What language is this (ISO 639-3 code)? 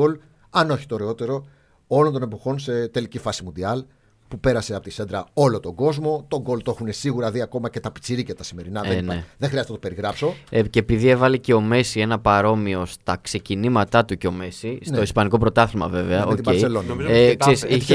ell